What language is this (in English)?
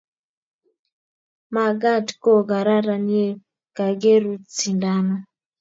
Kalenjin